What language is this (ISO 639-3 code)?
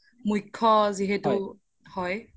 asm